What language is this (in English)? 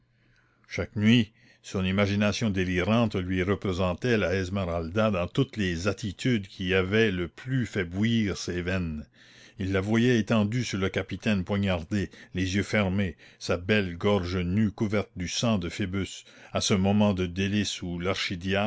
French